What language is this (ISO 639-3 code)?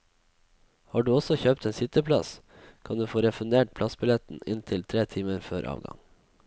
nor